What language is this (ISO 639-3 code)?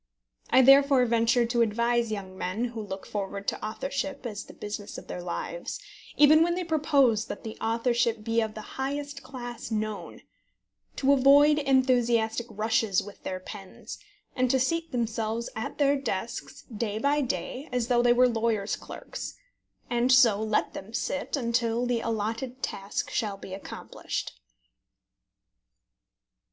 eng